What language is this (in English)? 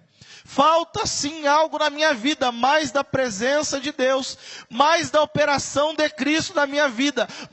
Portuguese